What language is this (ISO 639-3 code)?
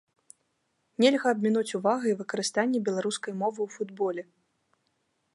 bel